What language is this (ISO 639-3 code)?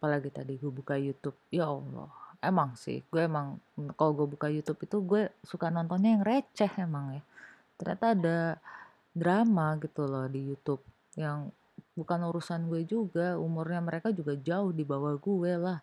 ind